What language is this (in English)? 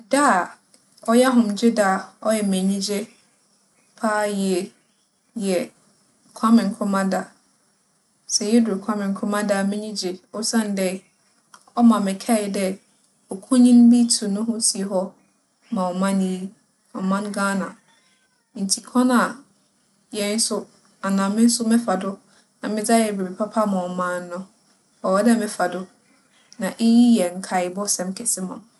Akan